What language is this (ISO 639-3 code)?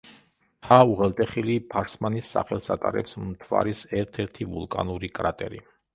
kat